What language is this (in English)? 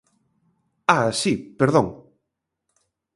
Galician